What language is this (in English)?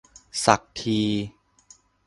Thai